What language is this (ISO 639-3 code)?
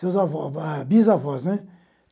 por